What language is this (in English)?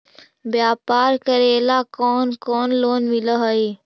Magahi